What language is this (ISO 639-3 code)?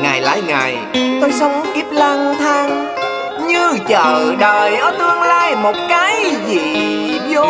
vie